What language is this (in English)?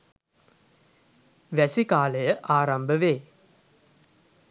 Sinhala